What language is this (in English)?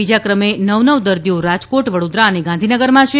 Gujarati